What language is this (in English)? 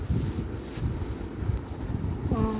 Assamese